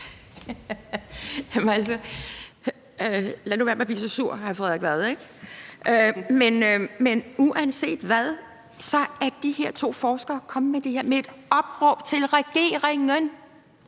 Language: Danish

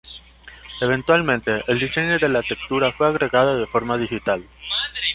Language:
Spanish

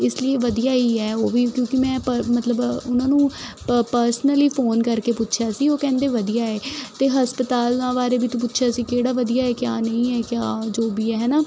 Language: Punjabi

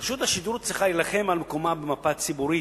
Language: Hebrew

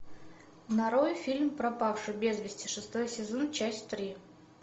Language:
Russian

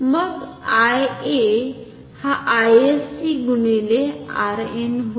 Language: Marathi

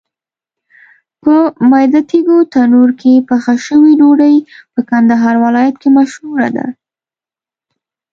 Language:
Pashto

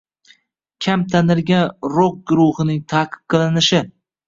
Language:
Uzbek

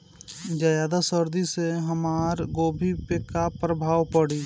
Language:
Bhojpuri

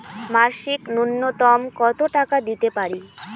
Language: Bangla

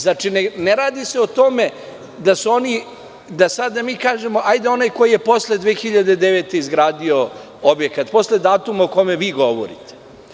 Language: Serbian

